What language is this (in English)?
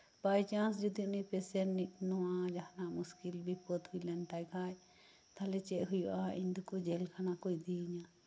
Santali